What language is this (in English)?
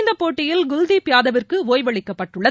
Tamil